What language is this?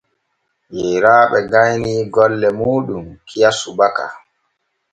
Borgu Fulfulde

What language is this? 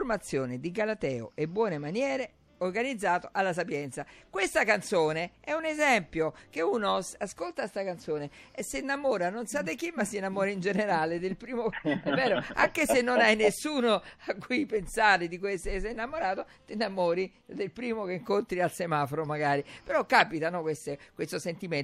Italian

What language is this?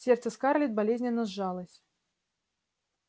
Russian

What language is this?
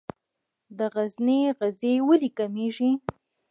Pashto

